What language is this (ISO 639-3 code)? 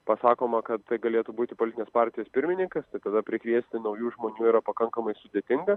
lit